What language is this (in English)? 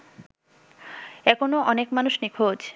Bangla